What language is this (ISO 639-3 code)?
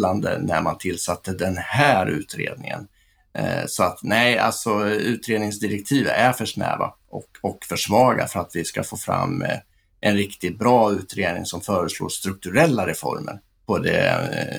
swe